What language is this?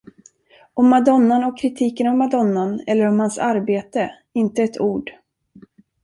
Swedish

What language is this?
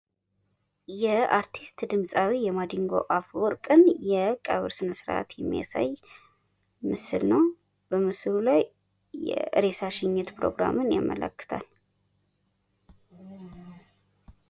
Amharic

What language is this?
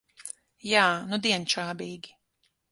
Latvian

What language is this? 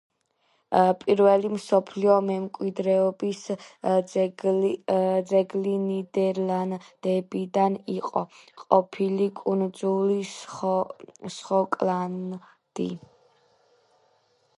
Georgian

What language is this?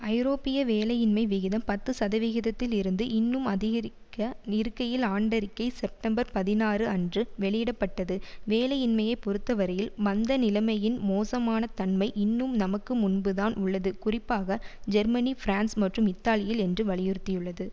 Tamil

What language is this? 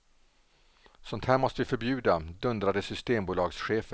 Swedish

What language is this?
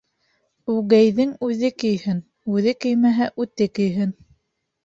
Bashkir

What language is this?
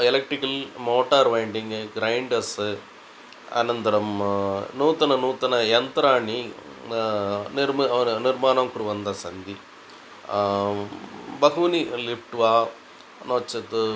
Sanskrit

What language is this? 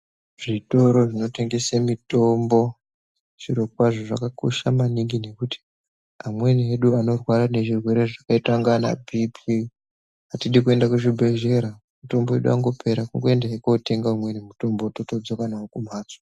Ndau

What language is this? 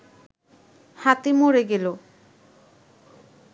Bangla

